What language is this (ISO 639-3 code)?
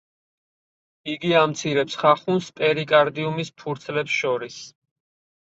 kat